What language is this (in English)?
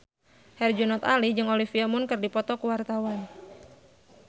Sundanese